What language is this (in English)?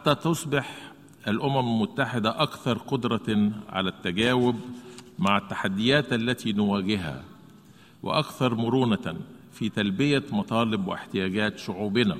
Arabic